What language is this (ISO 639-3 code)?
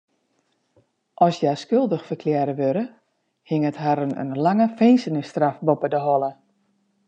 fry